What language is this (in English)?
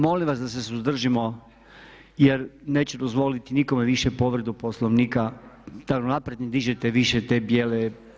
Croatian